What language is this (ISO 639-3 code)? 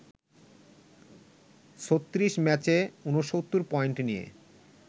ben